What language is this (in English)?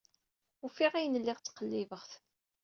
Kabyle